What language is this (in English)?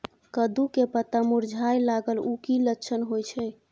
Maithili